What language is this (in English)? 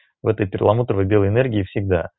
Russian